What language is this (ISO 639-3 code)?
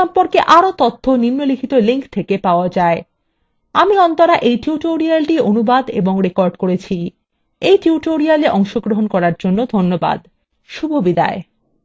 ben